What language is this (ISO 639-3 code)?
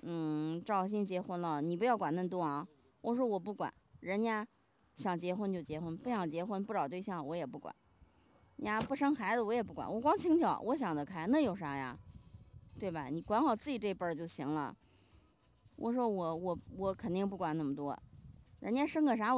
zho